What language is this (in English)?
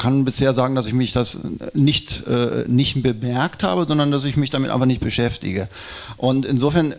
German